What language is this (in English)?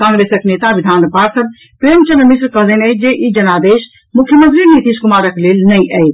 Maithili